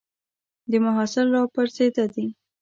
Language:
Pashto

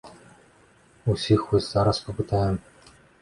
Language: Belarusian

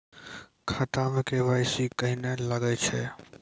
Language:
Maithili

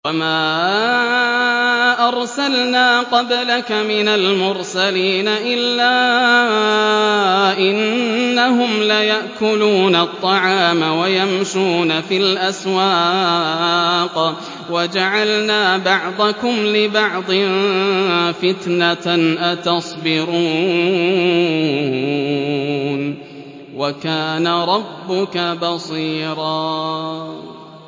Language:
Arabic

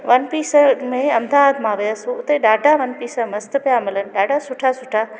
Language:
Sindhi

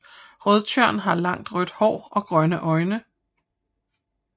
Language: Danish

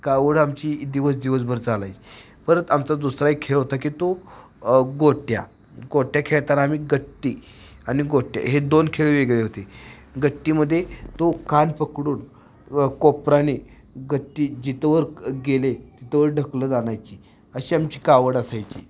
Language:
Marathi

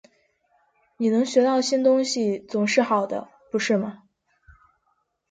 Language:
Chinese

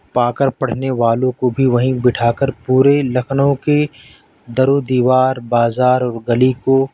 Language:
Urdu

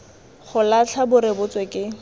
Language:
Tswana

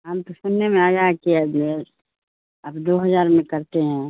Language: Urdu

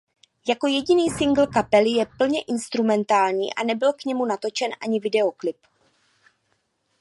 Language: Czech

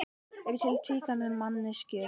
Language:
Icelandic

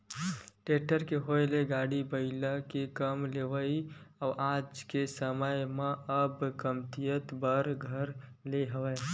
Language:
Chhattisgarhi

